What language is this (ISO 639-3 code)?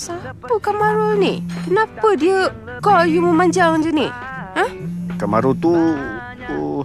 msa